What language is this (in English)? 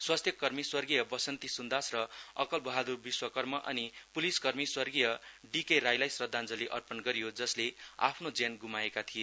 Nepali